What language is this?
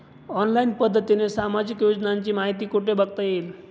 Marathi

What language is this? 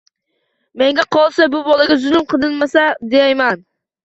Uzbek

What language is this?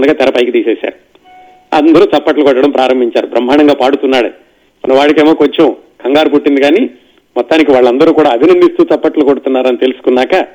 Telugu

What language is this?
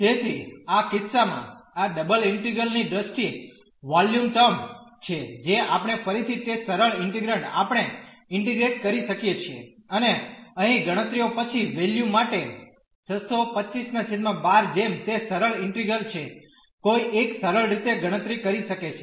Gujarati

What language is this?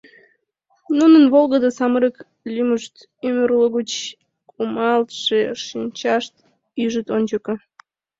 Mari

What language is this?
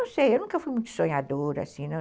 Portuguese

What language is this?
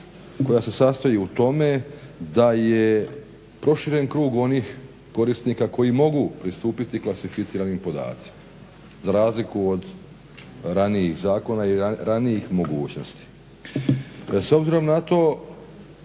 Croatian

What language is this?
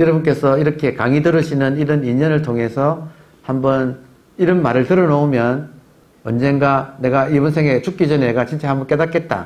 Korean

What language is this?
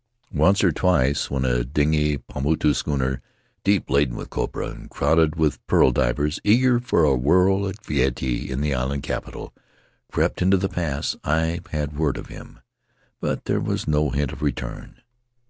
English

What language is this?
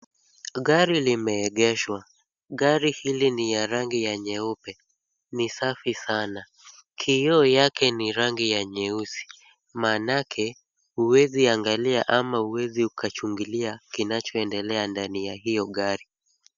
Swahili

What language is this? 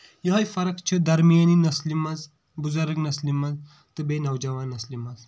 Kashmiri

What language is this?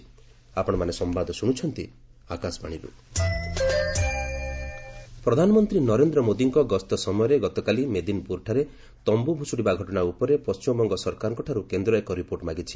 Odia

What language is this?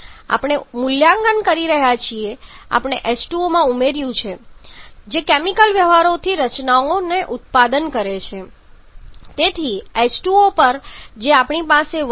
Gujarati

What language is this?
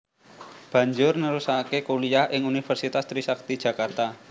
Javanese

